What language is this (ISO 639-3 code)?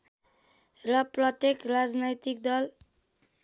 nep